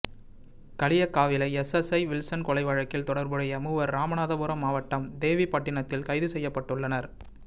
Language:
Tamil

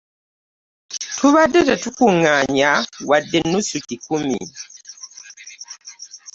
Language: Ganda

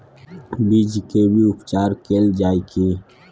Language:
Maithili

